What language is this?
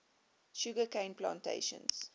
English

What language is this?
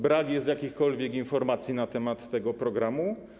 Polish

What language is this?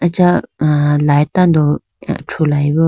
Idu-Mishmi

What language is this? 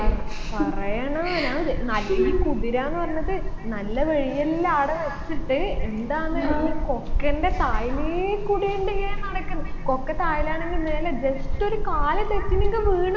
Malayalam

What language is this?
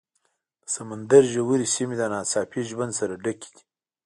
Pashto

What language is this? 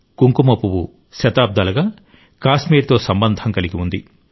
Telugu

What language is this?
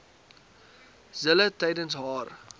Afrikaans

